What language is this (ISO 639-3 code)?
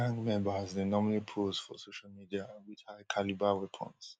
pcm